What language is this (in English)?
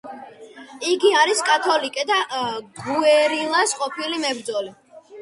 Georgian